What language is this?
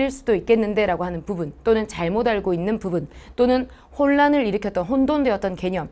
Korean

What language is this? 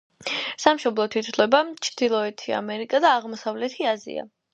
Georgian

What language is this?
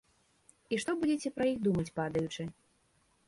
Belarusian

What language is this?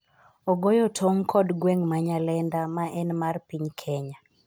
Luo (Kenya and Tanzania)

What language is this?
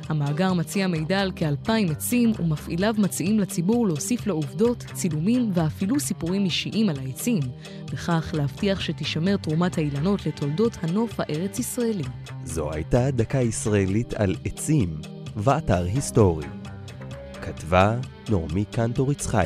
Hebrew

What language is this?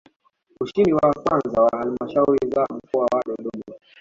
Swahili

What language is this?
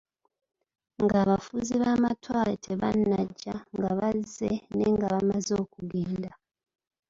Ganda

